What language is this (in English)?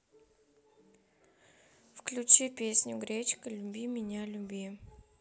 Russian